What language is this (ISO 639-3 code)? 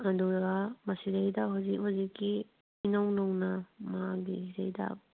mni